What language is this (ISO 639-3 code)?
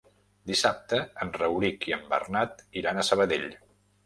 cat